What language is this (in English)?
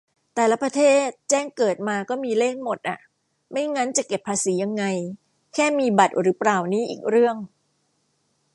Thai